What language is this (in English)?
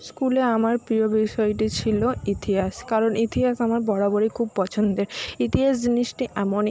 Bangla